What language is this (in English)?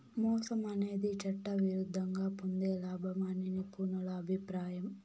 Telugu